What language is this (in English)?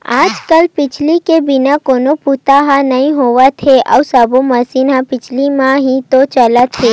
Chhattisgarhi